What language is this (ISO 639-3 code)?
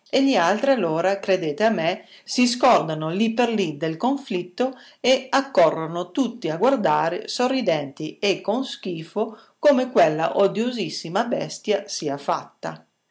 ita